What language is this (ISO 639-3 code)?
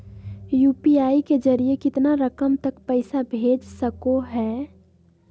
mag